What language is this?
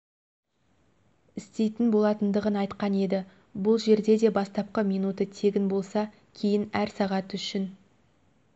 Kazakh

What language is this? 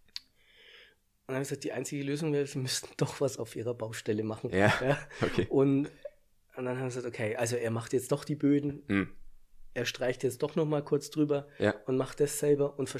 German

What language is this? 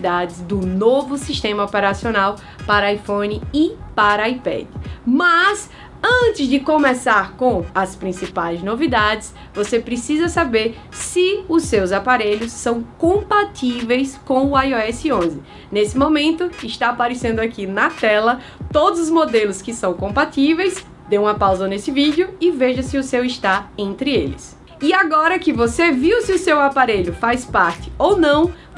Portuguese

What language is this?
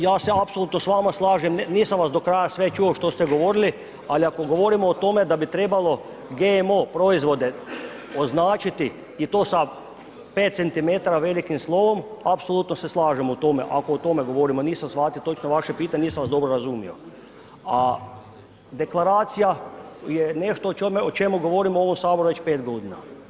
Croatian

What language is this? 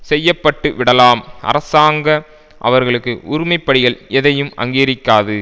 Tamil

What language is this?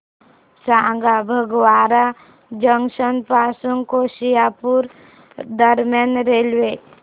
Marathi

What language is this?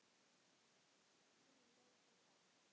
Icelandic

